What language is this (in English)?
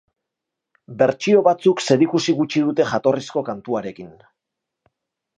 Basque